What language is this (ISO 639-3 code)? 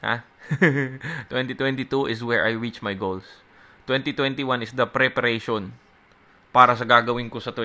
fil